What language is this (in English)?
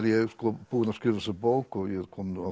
Icelandic